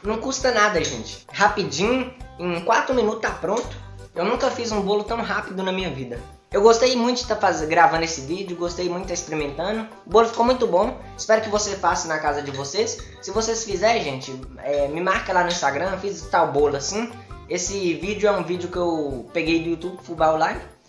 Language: Portuguese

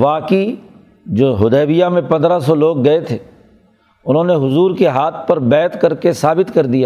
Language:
Urdu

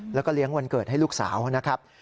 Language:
Thai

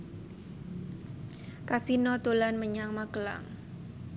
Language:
Javanese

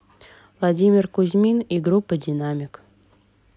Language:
Russian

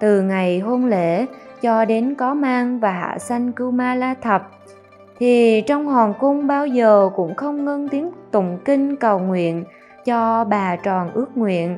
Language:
Vietnamese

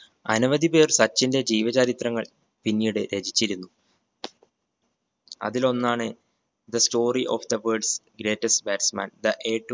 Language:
Malayalam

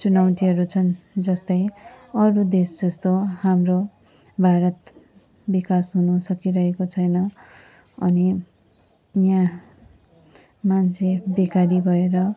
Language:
Nepali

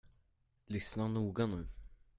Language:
Swedish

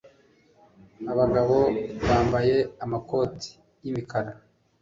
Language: Kinyarwanda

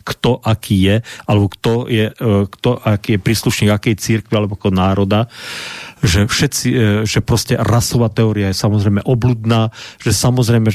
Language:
Slovak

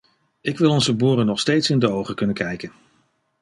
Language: Dutch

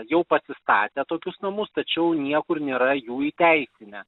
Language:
Lithuanian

